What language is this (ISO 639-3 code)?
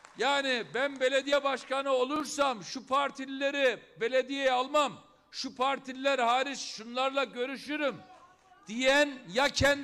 tur